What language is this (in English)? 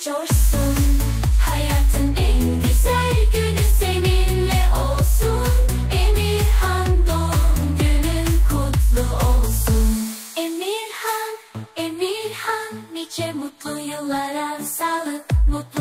Turkish